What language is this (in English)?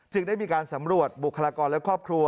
Thai